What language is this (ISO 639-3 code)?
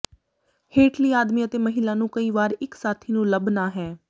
pan